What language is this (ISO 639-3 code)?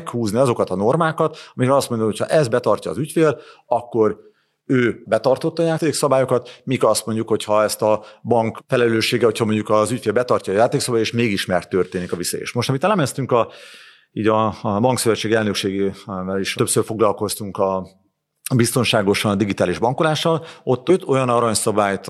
hun